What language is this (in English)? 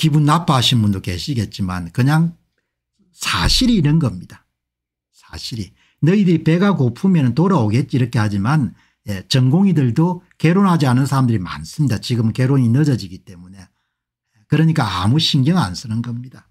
Korean